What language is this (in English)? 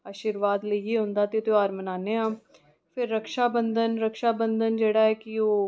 Dogri